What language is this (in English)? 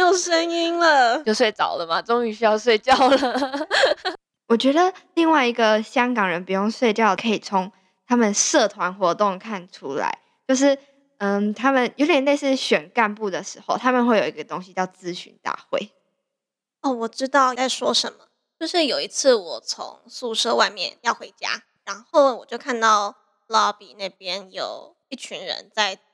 Chinese